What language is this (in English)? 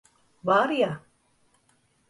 Turkish